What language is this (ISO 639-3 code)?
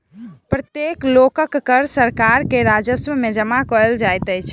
mai